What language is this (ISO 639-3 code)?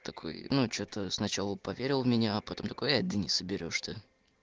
rus